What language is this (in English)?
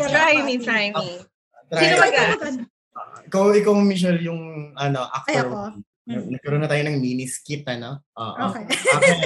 Filipino